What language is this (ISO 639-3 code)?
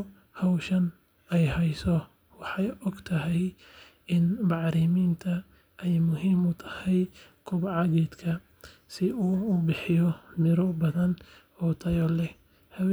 som